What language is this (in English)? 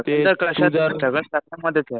Marathi